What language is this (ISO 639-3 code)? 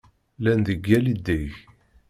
kab